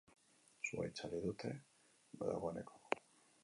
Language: Basque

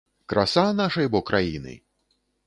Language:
Belarusian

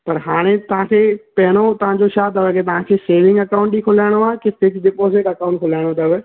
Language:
Sindhi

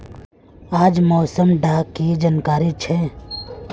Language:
Magahi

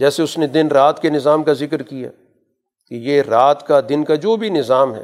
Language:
Urdu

